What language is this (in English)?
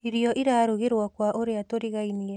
Kikuyu